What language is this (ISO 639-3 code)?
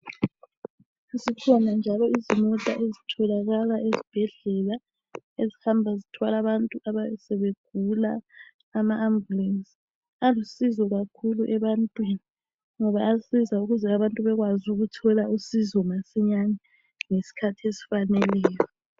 nde